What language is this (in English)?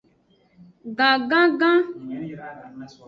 Aja (Benin)